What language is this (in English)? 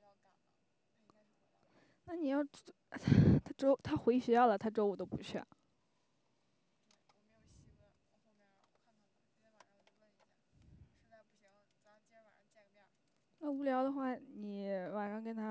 Chinese